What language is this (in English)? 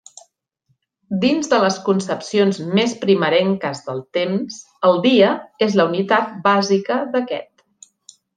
Catalan